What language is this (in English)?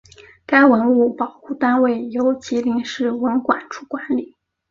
Chinese